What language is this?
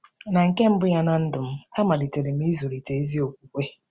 Igbo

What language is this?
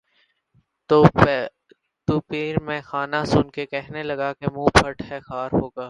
Urdu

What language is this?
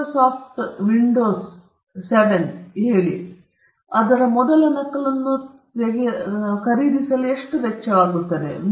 Kannada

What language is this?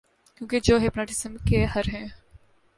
Urdu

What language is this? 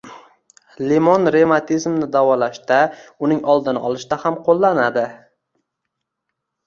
Uzbek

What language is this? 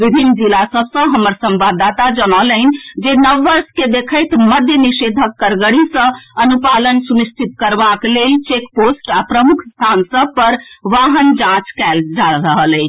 Maithili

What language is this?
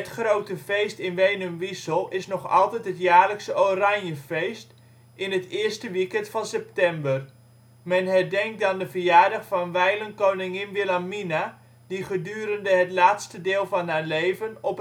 Dutch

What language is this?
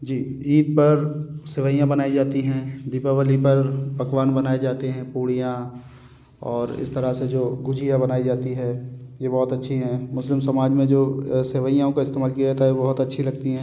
Hindi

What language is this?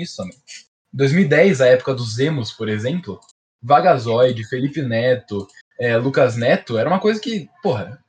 Portuguese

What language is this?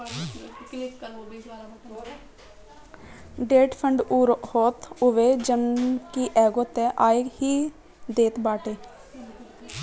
Bhojpuri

